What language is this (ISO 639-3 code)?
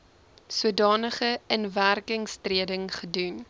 afr